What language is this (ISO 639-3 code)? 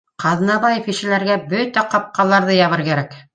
bak